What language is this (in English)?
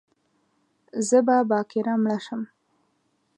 Pashto